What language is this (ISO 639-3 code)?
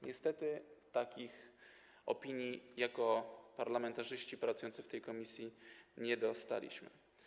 pol